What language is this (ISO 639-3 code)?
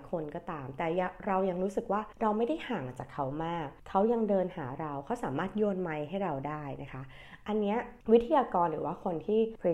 tha